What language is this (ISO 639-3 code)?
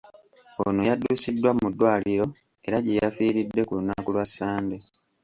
lug